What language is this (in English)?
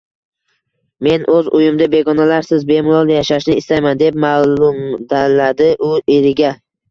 Uzbek